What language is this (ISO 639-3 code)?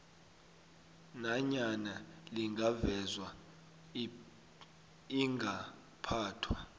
nbl